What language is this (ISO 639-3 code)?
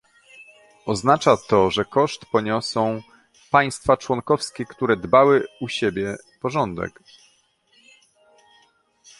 pol